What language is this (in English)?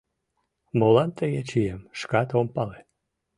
Mari